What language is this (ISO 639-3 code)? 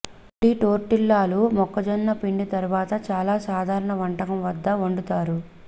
tel